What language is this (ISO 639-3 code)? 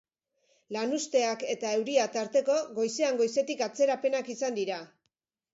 eus